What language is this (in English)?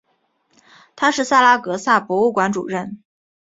Chinese